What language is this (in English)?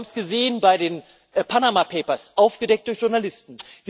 German